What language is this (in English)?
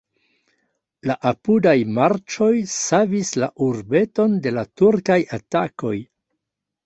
Esperanto